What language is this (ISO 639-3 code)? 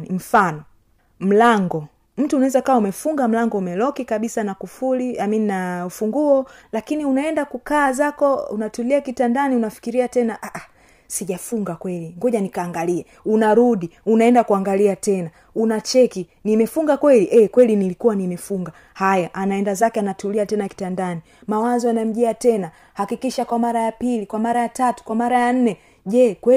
swa